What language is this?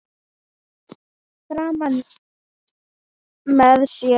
Icelandic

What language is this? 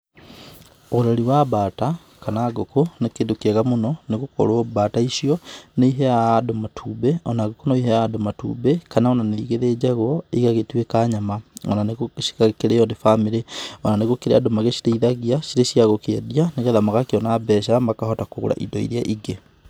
Kikuyu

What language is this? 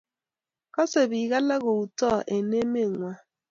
Kalenjin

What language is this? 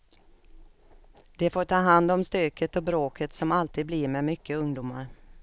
Swedish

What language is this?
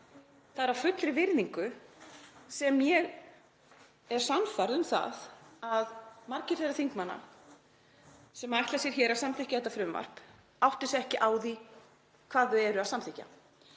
Icelandic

